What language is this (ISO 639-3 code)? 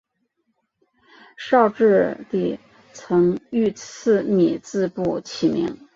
zho